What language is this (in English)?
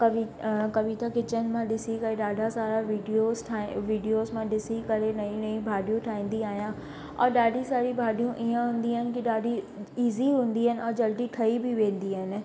Sindhi